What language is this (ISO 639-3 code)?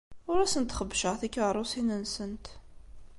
kab